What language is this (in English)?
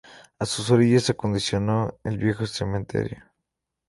Spanish